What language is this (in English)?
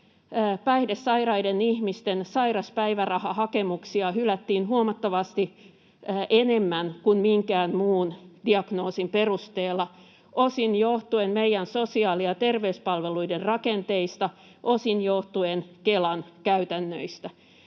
Finnish